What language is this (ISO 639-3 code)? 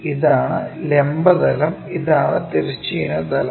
mal